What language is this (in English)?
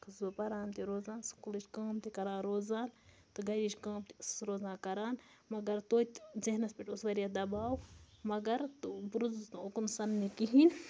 Kashmiri